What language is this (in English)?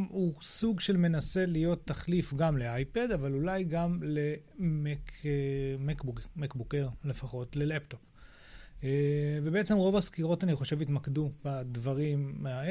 Hebrew